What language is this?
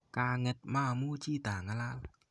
Kalenjin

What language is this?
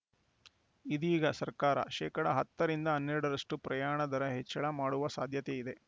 Kannada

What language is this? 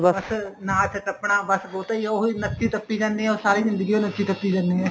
Punjabi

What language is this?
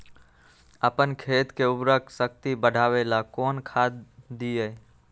Magahi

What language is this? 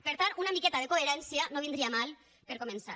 Catalan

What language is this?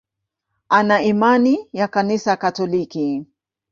Swahili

